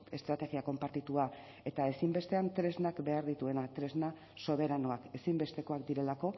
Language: Basque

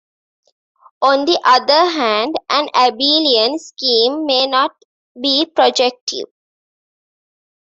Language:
English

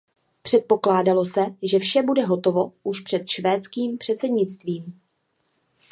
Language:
Czech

